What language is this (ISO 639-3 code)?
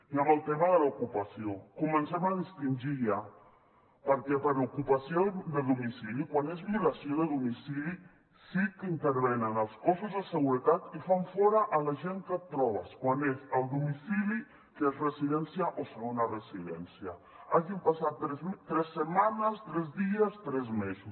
cat